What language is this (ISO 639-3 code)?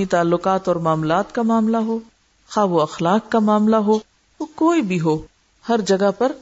urd